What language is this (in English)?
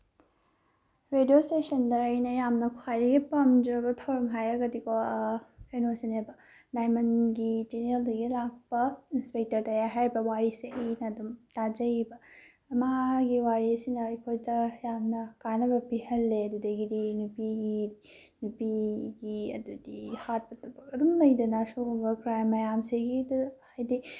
Manipuri